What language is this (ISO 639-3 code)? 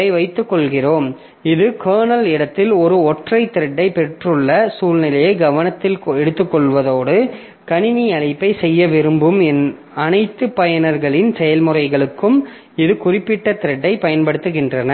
tam